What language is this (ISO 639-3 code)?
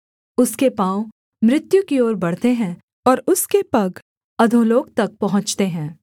hin